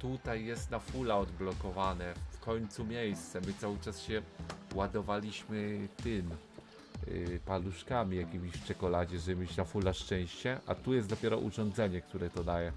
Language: Polish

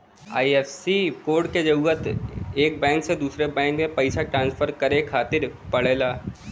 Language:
Bhojpuri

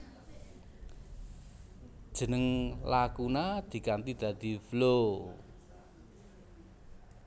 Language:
Javanese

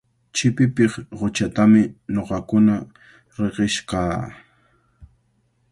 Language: Cajatambo North Lima Quechua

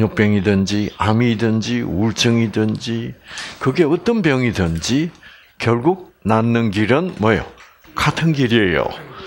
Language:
Korean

